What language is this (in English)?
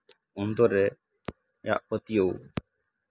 Santali